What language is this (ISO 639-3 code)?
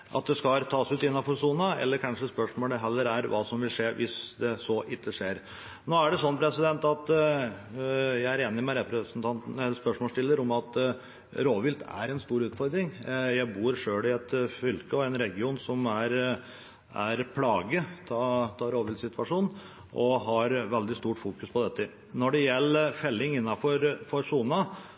nob